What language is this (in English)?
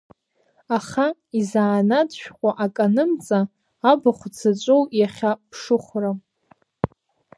Abkhazian